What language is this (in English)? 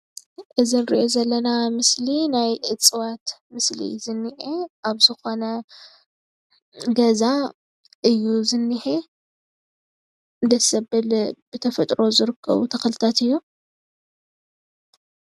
Tigrinya